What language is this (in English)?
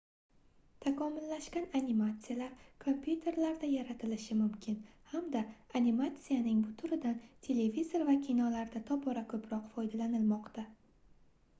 Uzbek